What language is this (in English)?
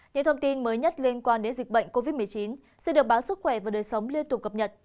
Vietnamese